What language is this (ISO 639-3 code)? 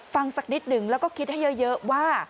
tha